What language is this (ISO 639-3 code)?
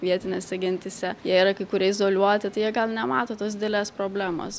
lit